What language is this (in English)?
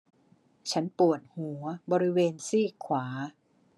Thai